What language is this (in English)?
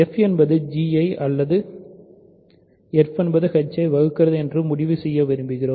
Tamil